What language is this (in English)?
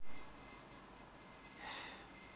Russian